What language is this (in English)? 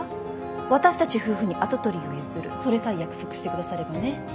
Japanese